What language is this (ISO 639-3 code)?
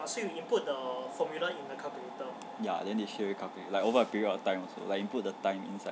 eng